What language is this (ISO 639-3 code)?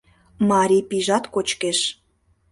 chm